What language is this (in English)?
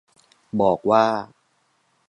Thai